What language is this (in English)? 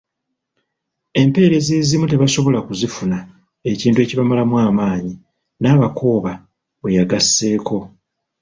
Ganda